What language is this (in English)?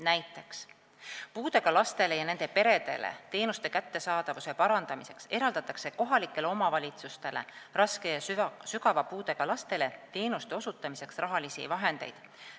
Estonian